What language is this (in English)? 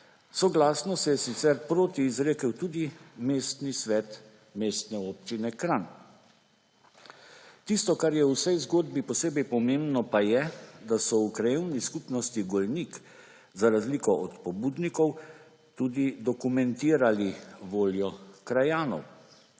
Slovenian